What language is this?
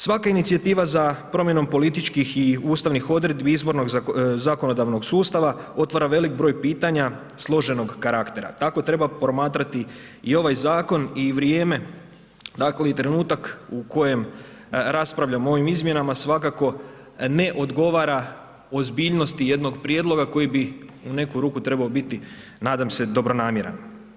Croatian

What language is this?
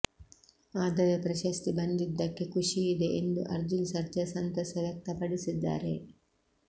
Kannada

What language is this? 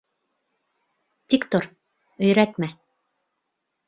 Bashkir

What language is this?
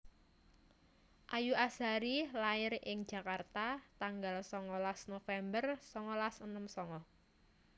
Javanese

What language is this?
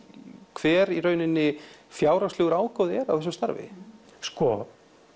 Icelandic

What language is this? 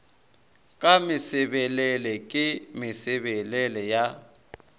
Northern Sotho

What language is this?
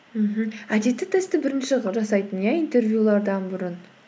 Kazakh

